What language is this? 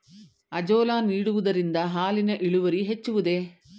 Kannada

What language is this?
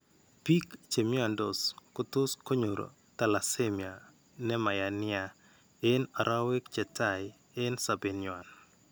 Kalenjin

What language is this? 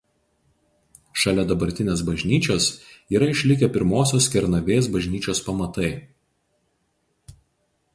Lithuanian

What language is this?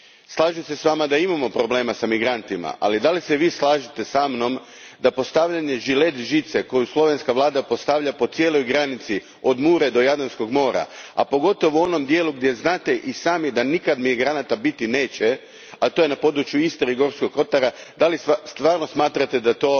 Croatian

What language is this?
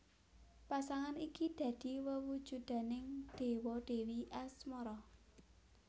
Javanese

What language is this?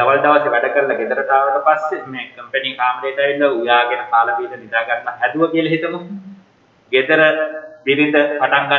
Korean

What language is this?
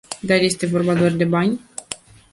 Romanian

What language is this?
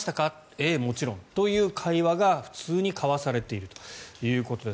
Japanese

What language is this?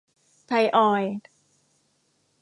Thai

